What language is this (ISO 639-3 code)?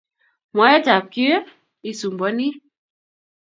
kln